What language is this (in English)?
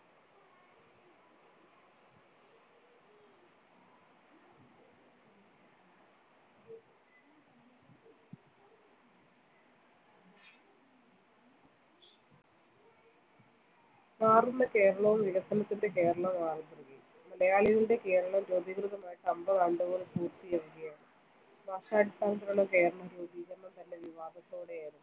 Malayalam